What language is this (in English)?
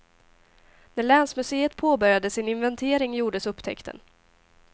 Swedish